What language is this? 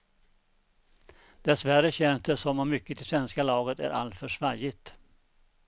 Swedish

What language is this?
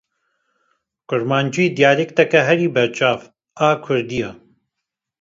Kurdish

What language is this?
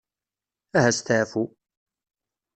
Kabyle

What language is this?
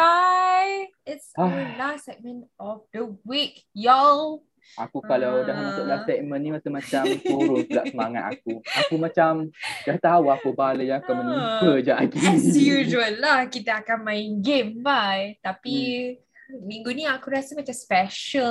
Malay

